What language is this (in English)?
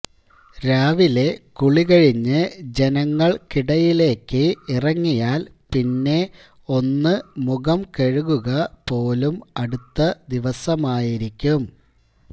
Malayalam